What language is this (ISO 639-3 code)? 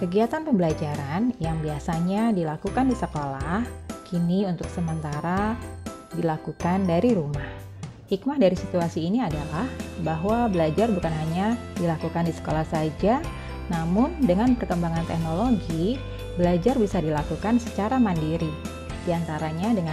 ind